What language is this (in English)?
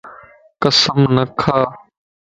Lasi